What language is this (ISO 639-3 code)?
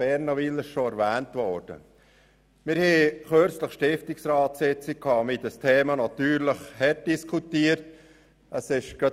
gsw